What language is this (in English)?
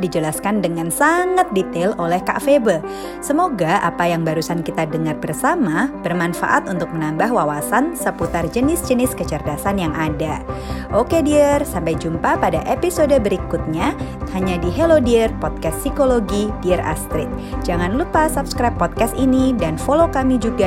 Indonesian